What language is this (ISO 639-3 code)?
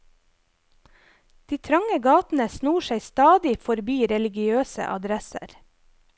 nor